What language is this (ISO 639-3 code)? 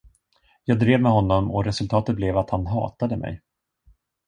swe